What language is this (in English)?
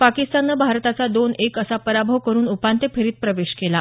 Marathi